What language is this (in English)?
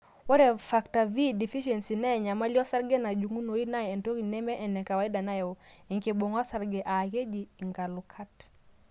Masai